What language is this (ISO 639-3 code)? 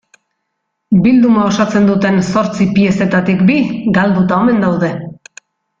eus